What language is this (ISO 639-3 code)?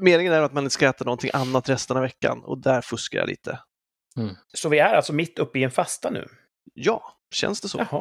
swe